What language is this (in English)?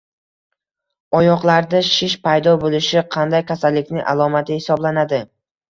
Uzbek